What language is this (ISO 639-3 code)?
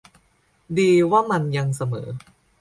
tha